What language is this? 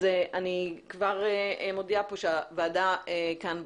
Hebrew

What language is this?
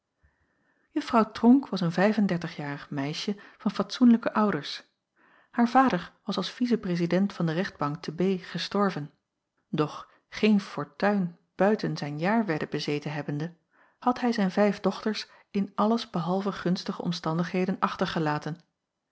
Dutch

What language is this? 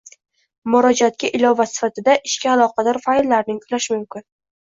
Uzbek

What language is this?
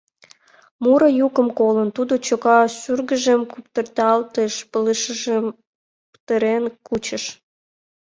Mari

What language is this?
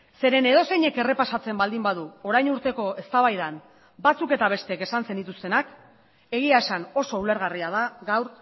Basque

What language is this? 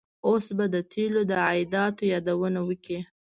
Pashto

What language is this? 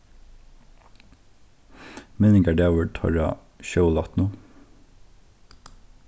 Faroese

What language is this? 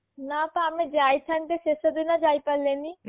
Odia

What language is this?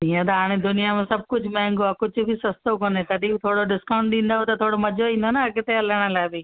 Sindhi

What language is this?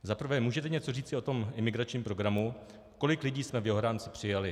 Czech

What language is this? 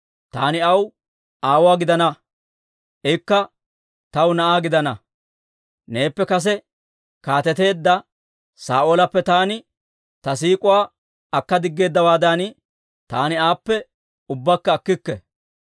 Dawro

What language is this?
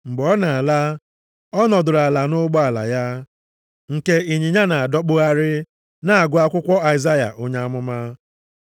Igbo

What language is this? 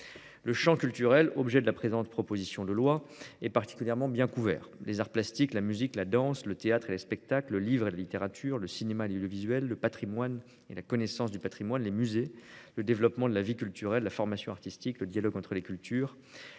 French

